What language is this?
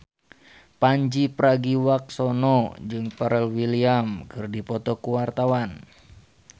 Sundanese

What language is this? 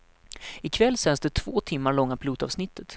Swedish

